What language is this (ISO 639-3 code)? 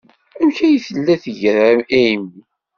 kab